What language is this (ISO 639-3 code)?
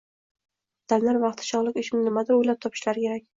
uzb